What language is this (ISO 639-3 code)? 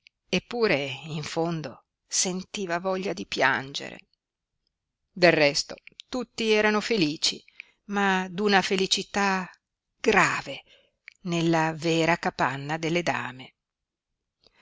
ita